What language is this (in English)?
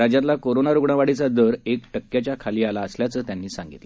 Marathi